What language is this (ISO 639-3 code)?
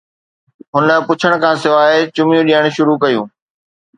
snd